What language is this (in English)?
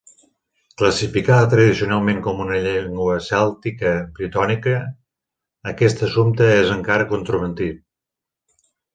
Catalan